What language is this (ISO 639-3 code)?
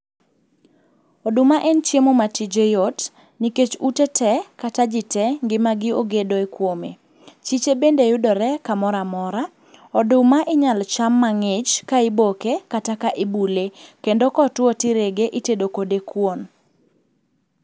luo